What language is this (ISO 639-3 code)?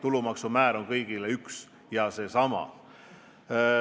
est